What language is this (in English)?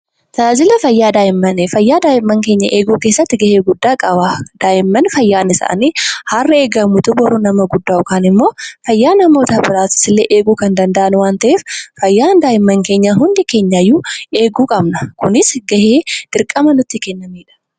Oromo